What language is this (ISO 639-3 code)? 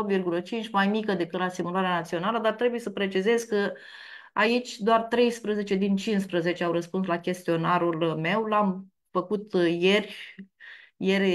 ron